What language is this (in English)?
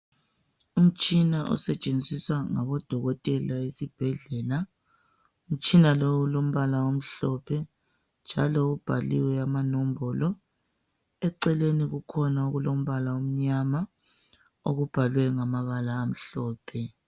North Ndebele